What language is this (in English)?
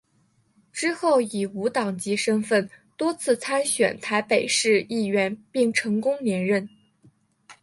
Chinese